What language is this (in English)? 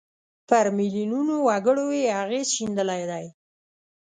Pashto